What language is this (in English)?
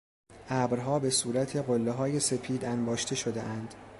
Persian